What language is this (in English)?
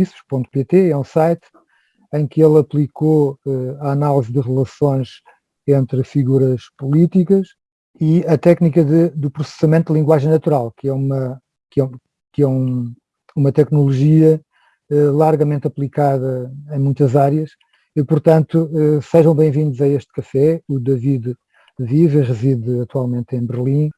Portuguese